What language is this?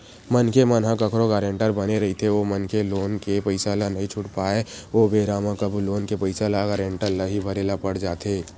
Chhattisgarhi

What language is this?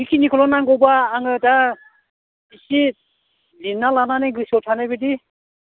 Bodo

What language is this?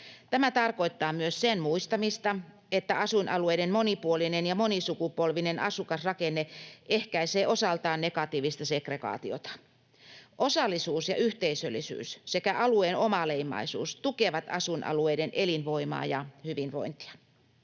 Finnish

